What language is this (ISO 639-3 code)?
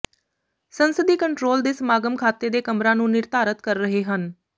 pan